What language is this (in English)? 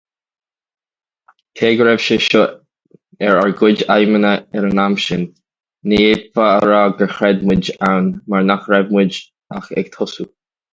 Irish